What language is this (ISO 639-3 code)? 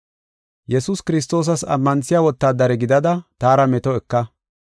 gof